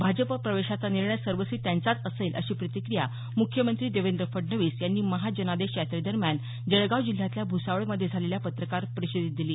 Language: Marathi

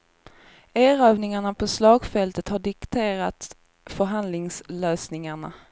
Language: Swedish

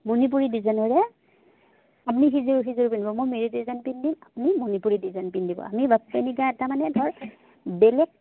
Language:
Assamese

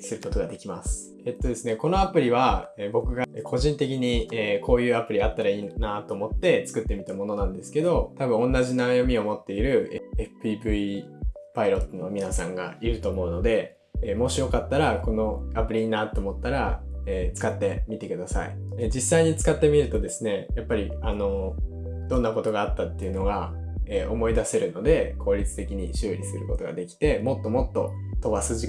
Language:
Japanese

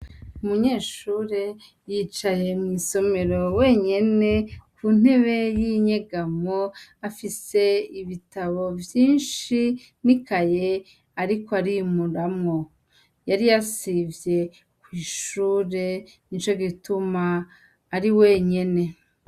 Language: Rundi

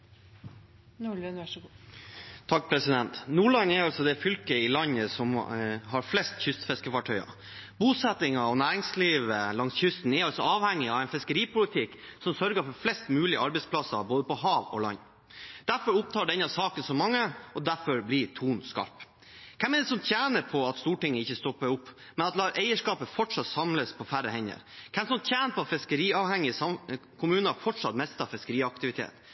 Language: Norwegian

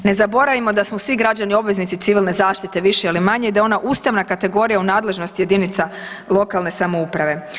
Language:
Croatian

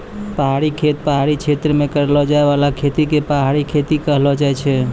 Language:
Maithili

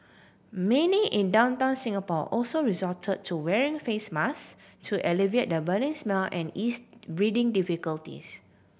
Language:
English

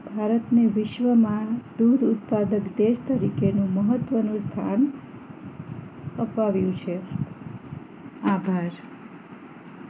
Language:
Gujarati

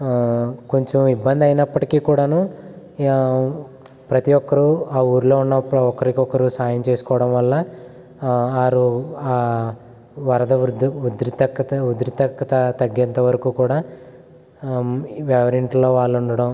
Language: Telugu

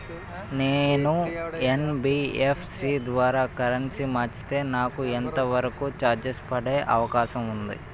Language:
Telugu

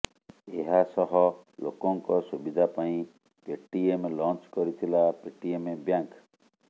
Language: Odia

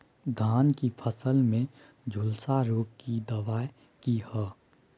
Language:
Maithili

